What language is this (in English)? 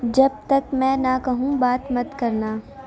Urdu